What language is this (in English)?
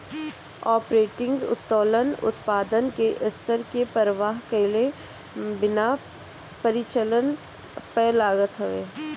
Bhojpuri